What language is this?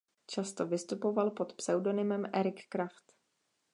Czech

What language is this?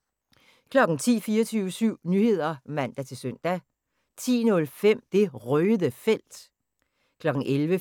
Danish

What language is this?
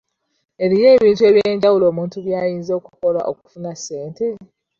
Ganda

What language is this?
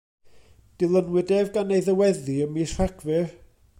Welsh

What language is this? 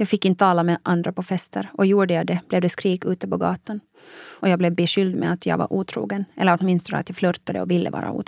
Swedish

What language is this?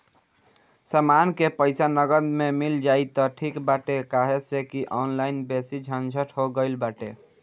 Bhojpuri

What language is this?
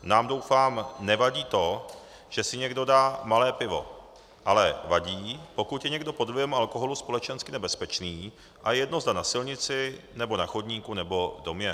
Czech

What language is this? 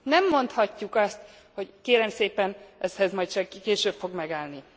Hungarian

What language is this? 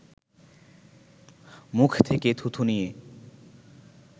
Bangla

